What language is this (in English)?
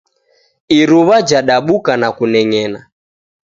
Taita